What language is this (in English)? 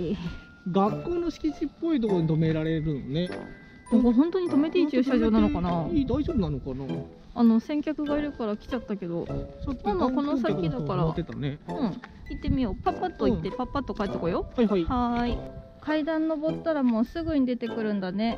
Japanese